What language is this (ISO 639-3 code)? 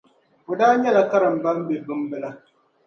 dag